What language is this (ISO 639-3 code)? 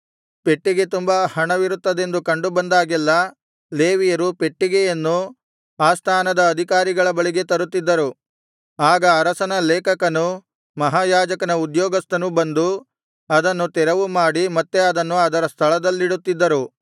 kan